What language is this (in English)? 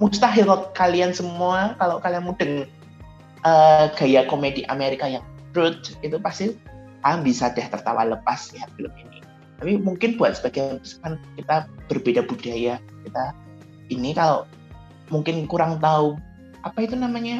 Indonesian